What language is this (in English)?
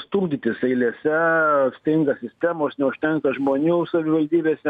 Lithuanian